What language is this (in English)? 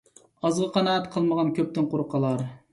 Uyghur